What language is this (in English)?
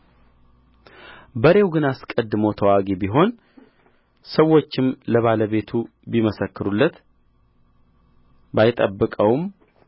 Amharic